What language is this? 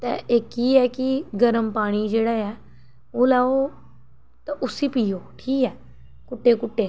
Dogri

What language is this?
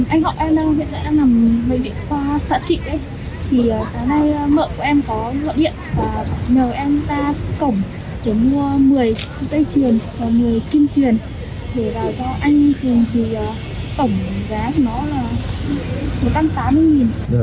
Vietnamese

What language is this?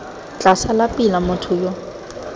Tswana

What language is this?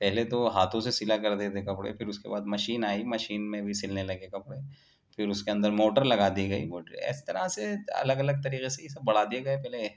Urdu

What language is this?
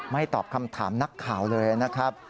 Thai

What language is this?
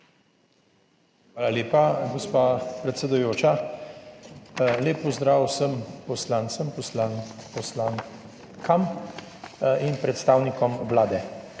Slovenian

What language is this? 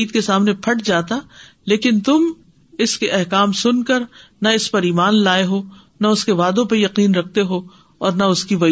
Urdu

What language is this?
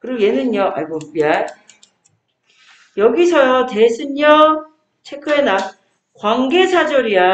Korean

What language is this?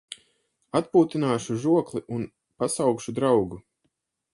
Latvian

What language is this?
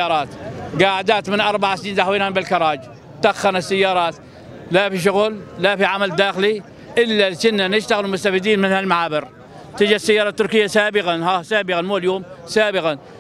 Arabic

